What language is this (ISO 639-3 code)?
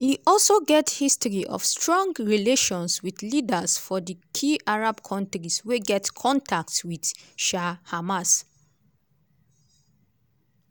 pcm